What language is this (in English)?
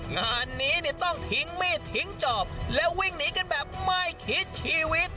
Thai